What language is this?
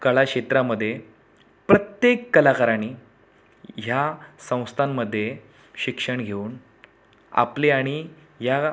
Marathi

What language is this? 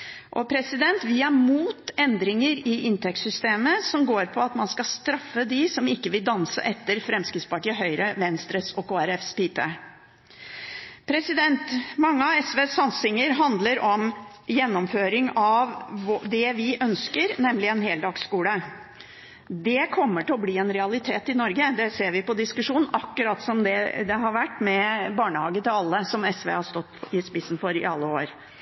Norwegian Bokmål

